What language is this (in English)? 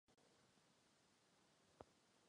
Czech